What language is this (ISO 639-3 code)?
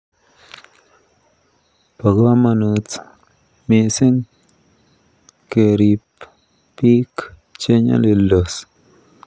kln